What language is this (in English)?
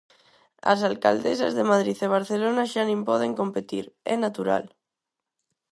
Galician